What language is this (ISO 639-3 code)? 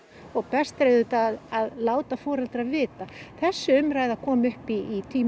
isl